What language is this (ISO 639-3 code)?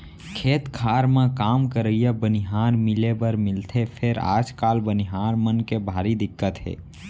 hne